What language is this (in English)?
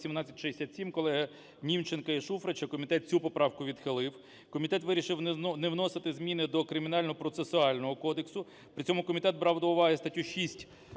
Ukrainian